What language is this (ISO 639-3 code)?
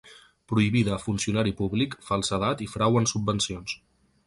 cat